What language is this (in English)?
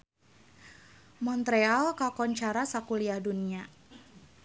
Sundanese